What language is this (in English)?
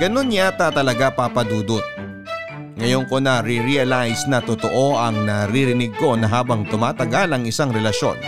Filipino